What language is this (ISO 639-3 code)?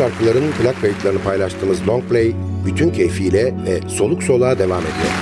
tur